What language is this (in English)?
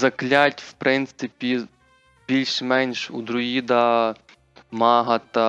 Ukrainian